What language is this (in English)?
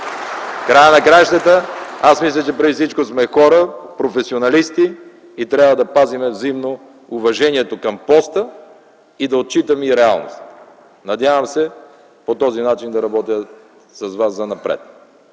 Bulgarian